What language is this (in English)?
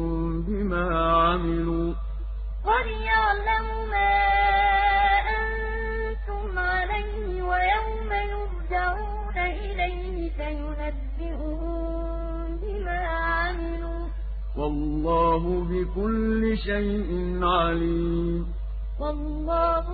Arabic